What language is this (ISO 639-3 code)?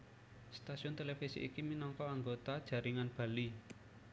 jav